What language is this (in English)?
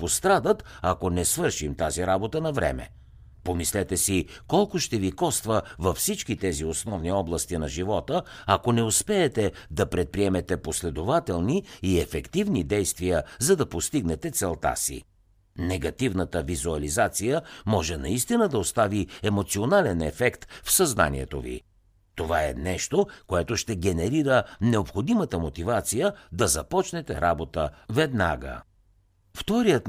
Bulgarian